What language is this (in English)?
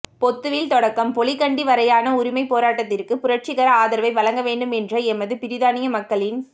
Tamil